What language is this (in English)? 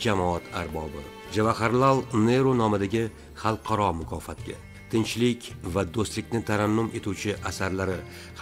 Turkish